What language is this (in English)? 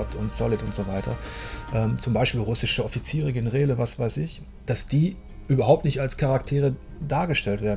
German